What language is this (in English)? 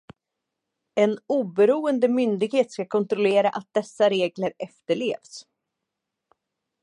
Swedish